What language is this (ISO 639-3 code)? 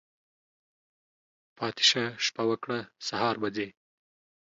pus